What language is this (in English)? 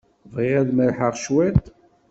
Kabyle